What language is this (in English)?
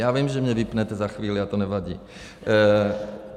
Czech